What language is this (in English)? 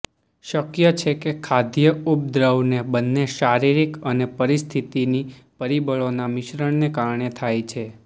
Gujarati